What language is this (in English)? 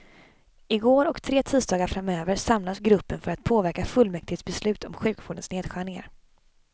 Swedish